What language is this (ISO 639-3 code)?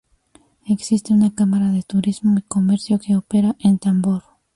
spa